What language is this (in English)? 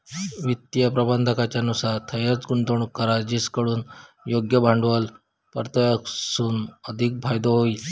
Marathi